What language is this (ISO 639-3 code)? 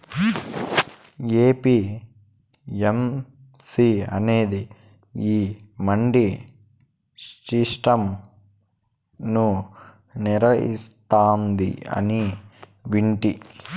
tel